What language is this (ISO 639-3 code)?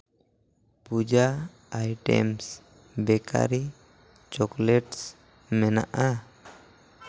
sat